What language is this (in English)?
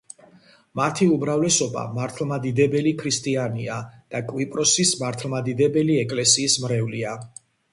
Georgian